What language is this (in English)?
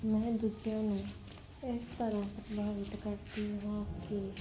Punjabi